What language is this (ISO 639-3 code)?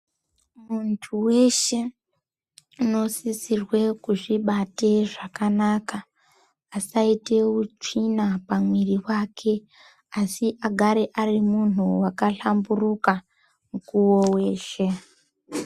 ndc